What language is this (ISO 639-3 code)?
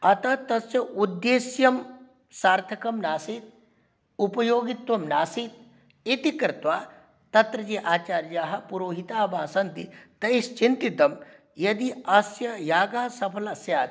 san